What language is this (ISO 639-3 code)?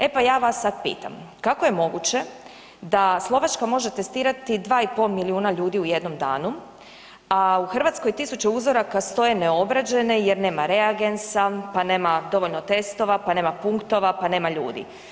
hrv